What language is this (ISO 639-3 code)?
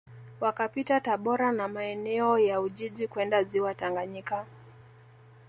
swa